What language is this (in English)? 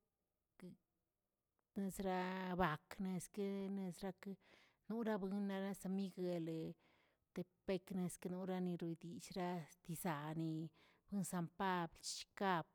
Tilquiapan Zapotec